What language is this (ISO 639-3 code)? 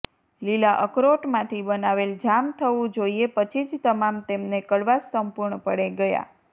guj